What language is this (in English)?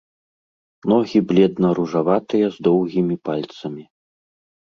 Belarusian